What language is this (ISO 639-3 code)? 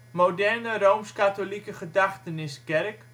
nld